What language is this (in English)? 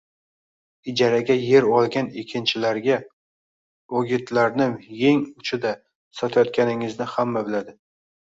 Uzbek